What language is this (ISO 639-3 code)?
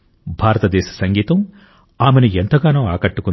tel